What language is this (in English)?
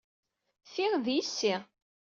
Kabyle